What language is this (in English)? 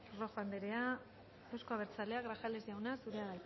Basque